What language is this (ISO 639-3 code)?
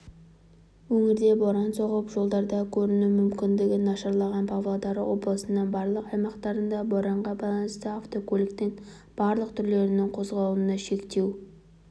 kaz